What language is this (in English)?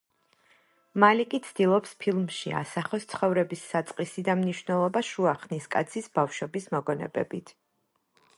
Georgian